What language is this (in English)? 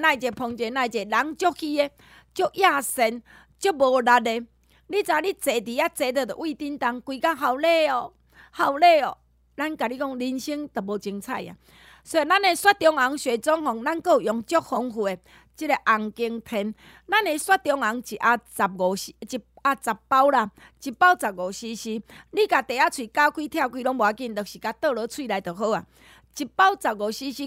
Chinese